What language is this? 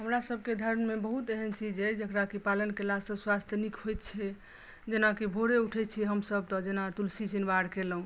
Maithili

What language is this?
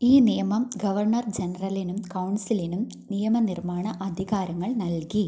Malayalam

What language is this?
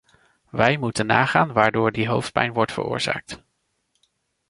Dutch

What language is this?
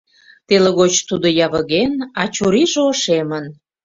Mari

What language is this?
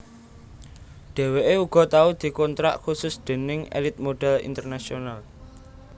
Javanese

